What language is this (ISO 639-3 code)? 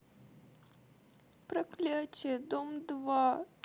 rus